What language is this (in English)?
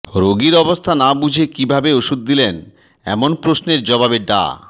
Bangla